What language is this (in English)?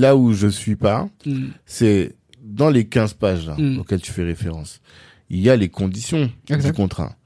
French